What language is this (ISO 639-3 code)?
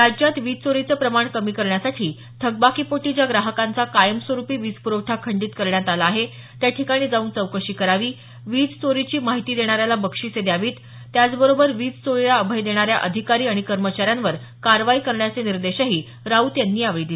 mar